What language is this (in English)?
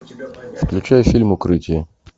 Russian